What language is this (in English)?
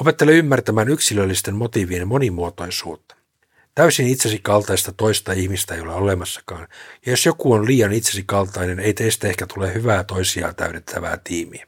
Finnish